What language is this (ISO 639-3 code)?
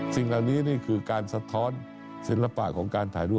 tha